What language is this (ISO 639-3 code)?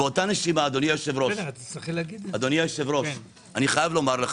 heb